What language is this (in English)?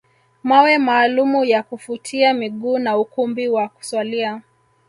Swahili